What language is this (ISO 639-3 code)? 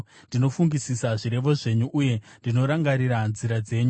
sna